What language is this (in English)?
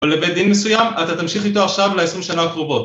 Hebrew